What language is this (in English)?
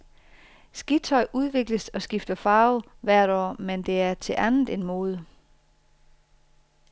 Danish